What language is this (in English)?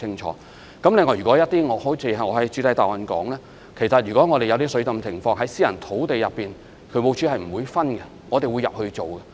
Cantonese